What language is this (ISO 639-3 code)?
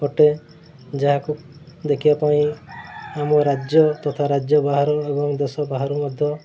ori